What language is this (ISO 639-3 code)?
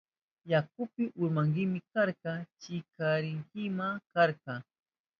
qup